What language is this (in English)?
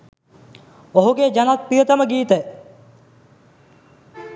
Sinhala